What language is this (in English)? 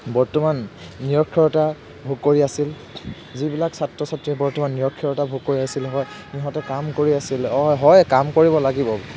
Assamese